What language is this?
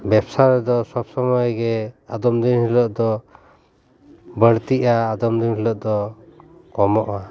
Santali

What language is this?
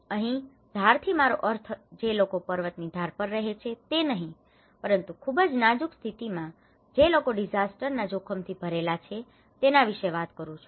Gujarati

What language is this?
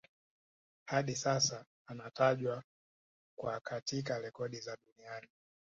Swahili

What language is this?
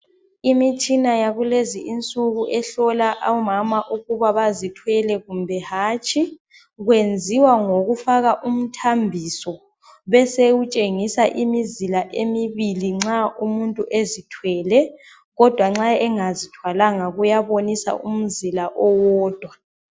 North Ndebele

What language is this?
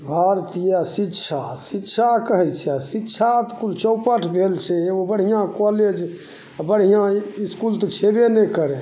Maithili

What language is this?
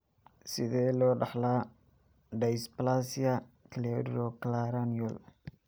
Somali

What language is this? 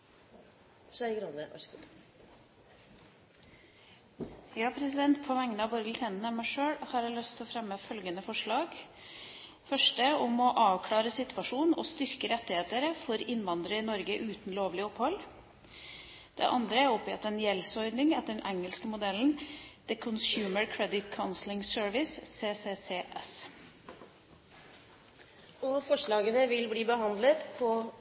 Norwegian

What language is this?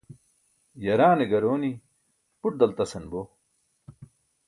Burushaski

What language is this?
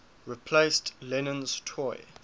English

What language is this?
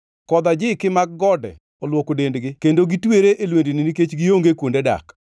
Luo (Kenya and Tanzania)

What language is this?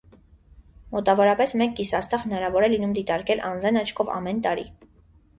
Armenian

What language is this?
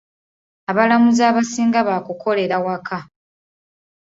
Ganda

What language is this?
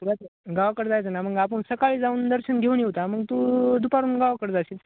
Marathi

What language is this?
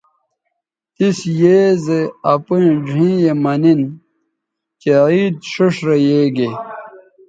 Bateri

